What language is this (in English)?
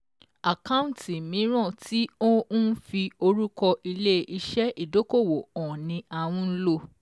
Yoruba